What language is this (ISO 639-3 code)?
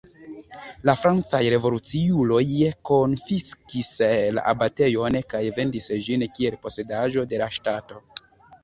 epo